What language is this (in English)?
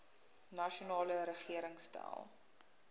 Afrikaans